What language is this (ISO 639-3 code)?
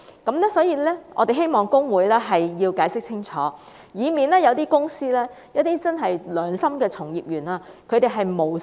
yue